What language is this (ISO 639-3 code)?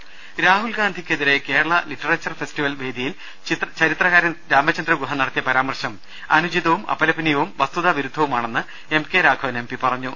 mal